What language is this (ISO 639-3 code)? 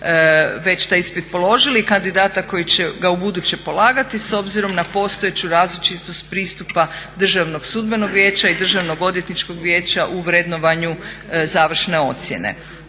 hrv